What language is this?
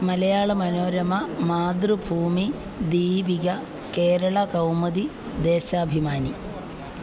Malayalam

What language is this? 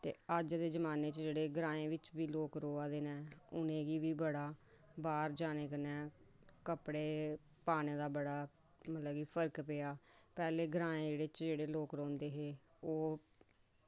Dogri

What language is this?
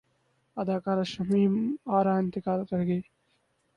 Urdu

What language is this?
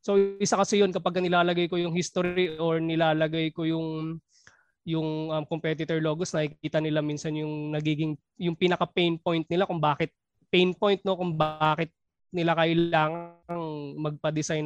Filipino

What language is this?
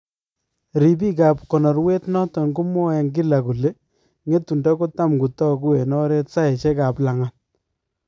Kalenjin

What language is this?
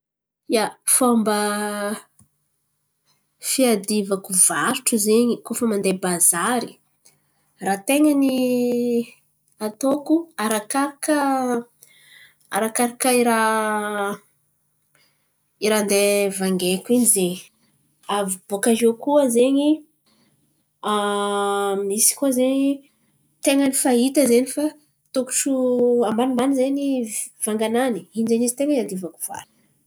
Antankarana Malagasy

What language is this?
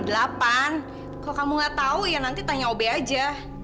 Indonesian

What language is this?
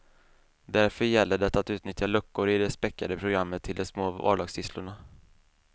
Swedish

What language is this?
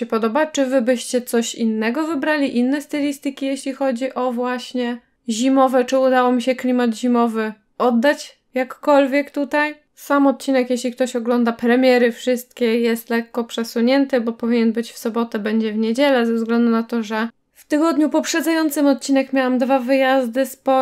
Polish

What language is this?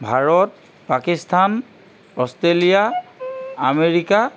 Assamese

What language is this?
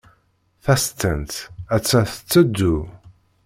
Kabyle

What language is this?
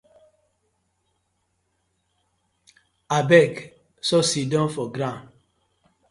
Nigerian Pidgin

